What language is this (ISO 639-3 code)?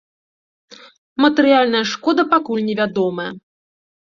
bel